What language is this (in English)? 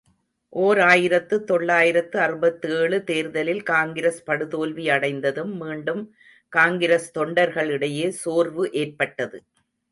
Tamil